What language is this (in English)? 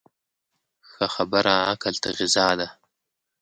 Pashto